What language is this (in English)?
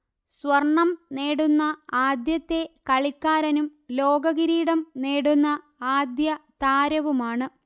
Malayalam